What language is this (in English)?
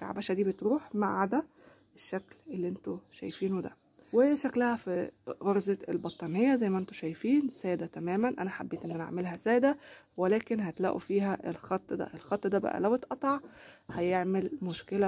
Arabic